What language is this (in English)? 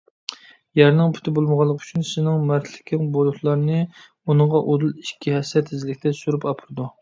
Uyghur